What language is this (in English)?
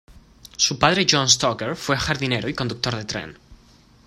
Spanish